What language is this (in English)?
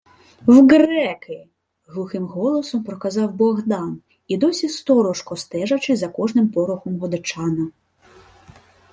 Ukrainian